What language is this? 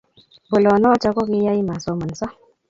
Kalenjin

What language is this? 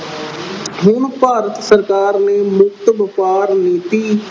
Punjabi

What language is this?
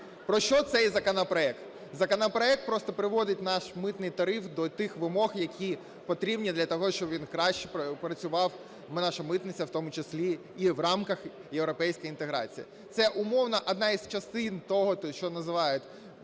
Ukrainian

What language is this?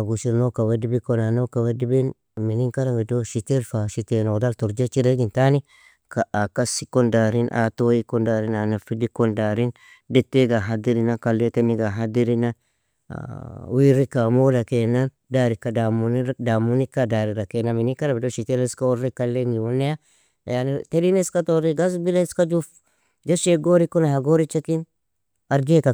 Nobiin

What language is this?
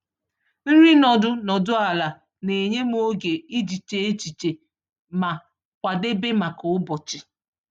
Igbo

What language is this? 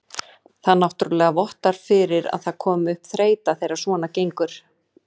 Icelandic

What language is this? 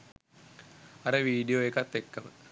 Sinhala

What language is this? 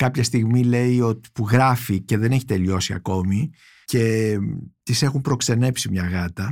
Greek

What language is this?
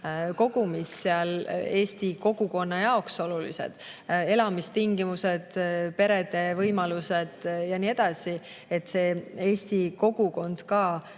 Estonian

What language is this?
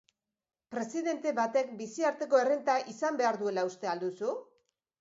Basque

